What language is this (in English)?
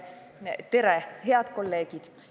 Estonian